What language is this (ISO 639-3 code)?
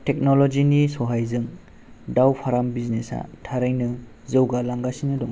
brx